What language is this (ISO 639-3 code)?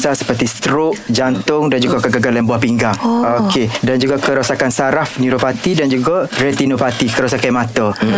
msa